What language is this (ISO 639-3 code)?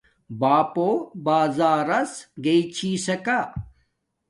dmk